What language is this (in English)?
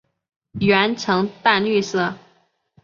Chinese